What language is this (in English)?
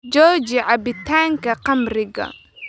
Somali